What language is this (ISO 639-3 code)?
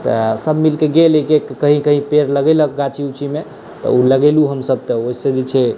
mai